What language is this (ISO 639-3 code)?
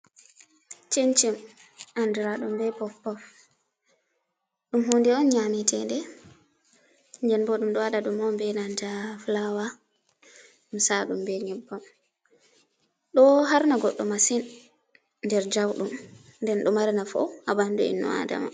ful